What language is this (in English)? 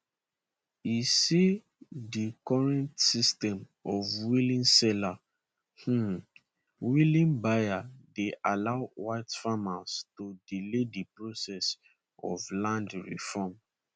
Nigerian Pidgin